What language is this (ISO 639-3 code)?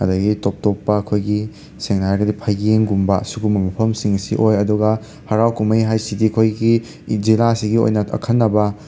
mni